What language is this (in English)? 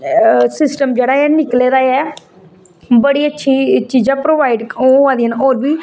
Dogri